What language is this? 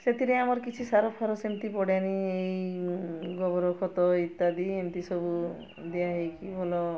Odia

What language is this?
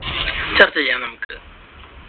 Malayalam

